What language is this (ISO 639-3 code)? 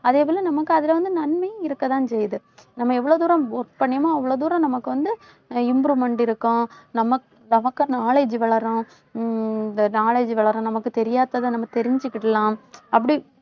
tam